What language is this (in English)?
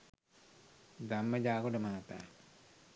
Sinhala